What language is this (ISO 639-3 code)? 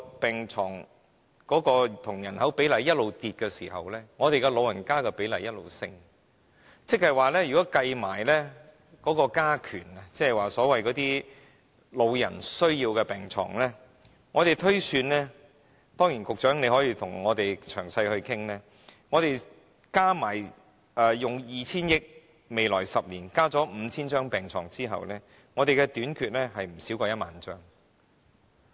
yue